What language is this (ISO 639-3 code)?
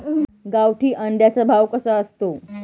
mar